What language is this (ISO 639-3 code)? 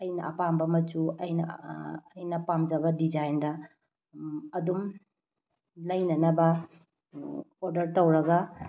mni